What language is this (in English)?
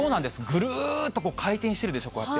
Japanese